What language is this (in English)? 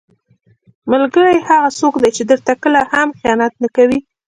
Pashto